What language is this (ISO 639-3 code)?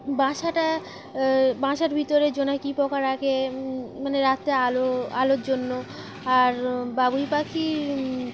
ben